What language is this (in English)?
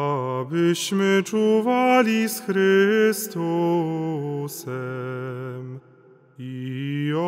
Polish